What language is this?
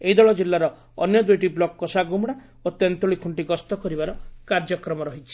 Odia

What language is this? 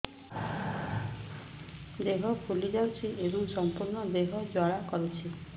Odia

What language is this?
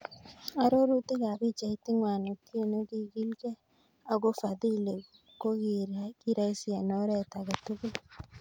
Kalenjin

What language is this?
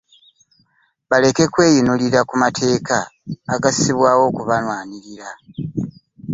Ganda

